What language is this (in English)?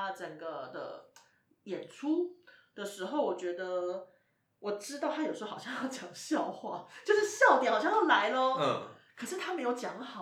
Chinese